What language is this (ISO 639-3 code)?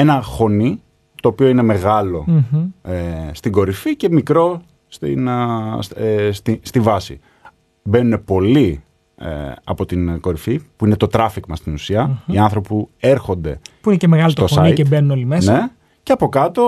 ell